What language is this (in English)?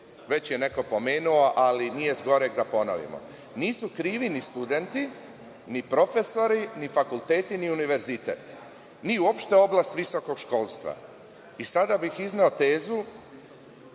Serbian